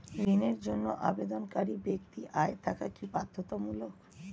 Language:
Bangla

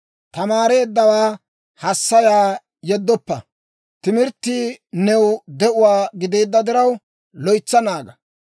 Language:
Dawro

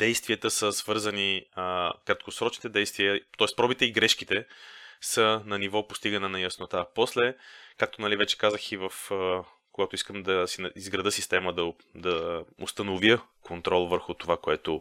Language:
Bulgarian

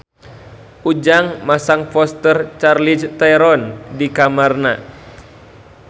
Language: Sundanese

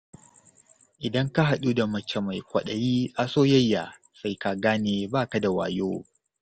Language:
Hausa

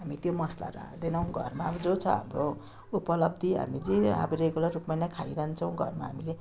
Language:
Nepali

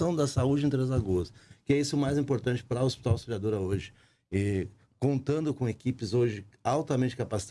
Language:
Portuguese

